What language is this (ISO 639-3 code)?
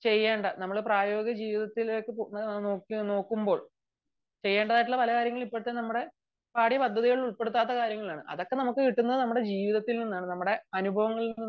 mal